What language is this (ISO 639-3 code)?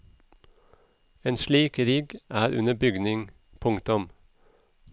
nor